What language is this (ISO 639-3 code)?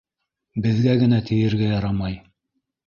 bak